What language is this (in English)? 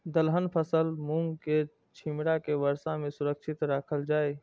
Maithili